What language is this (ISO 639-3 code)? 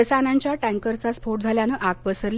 mar